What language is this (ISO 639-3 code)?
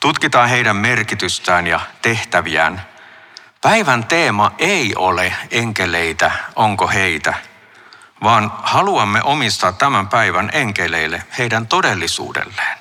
fin